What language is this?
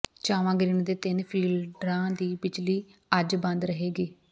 Punjabi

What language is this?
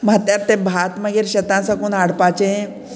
Konkani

